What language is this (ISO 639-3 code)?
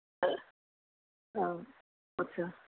doi